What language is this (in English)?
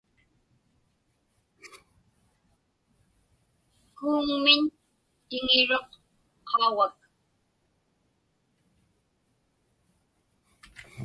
Inupiaq